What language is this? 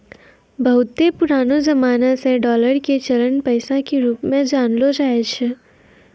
Maithili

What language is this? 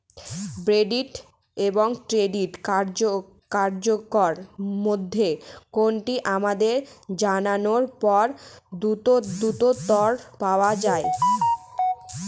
Bangla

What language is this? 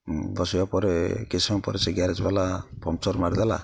Odia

